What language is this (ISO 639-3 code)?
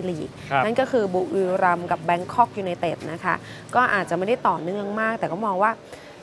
tha